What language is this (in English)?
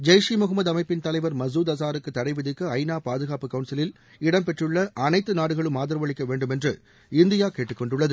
Tamil